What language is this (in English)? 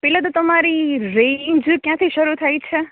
Gujarati